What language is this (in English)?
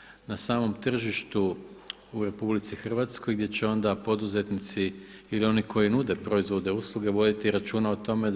Croatian